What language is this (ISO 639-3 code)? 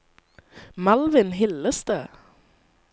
nor